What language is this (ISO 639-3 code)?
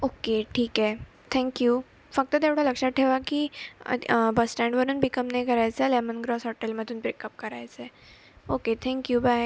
mar